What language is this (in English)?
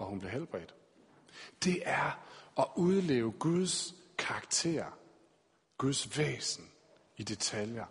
Danish